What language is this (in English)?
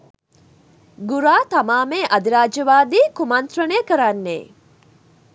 Sinhala